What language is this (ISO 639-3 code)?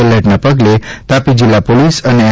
guj